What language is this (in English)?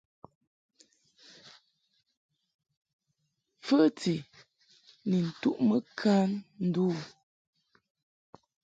Mungaka